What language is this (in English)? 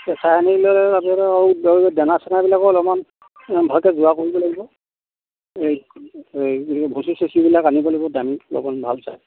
Assamese